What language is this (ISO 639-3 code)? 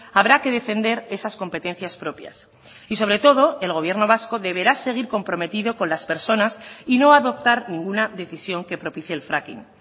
spa